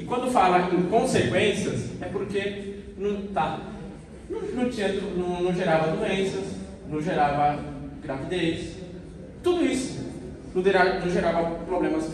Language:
Portuguese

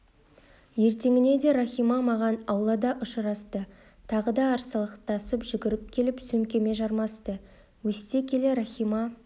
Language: Kazakh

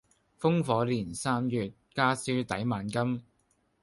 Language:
Cantonese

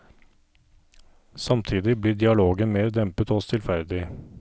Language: Norwegian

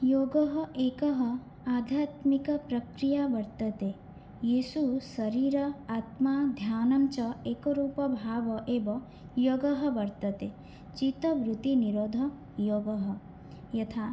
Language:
Sanskrit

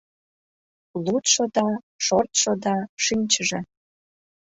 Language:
Mari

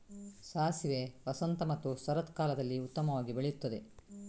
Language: Kannada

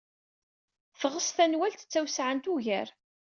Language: Kabyle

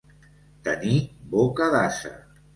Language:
Catalan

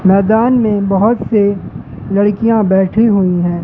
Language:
Hindi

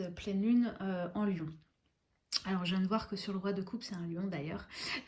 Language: French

